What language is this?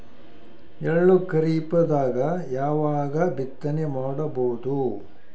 Kannada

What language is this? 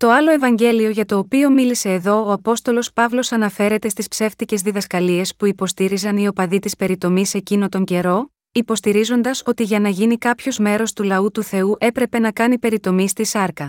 Greek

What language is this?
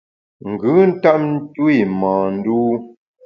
Bamun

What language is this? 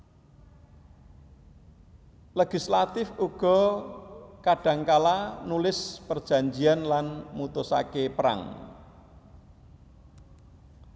Javanese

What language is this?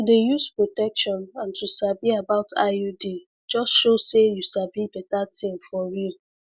Nigerian Pidgin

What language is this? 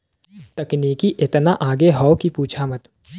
Bhojpuri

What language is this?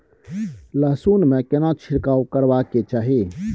Maithili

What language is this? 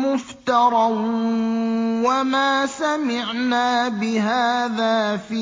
Arabic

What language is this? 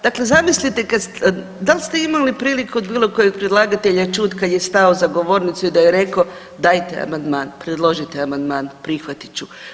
Croatian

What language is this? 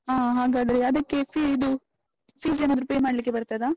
Kannada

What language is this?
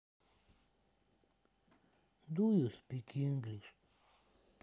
Russian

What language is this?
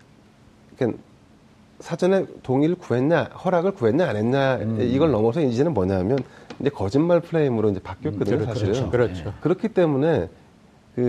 Korean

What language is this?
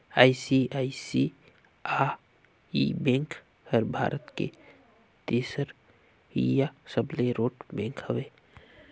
Chhattisgarhi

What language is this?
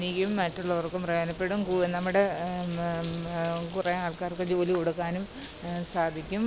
Malayalam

